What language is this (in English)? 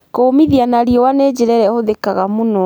Kikuyu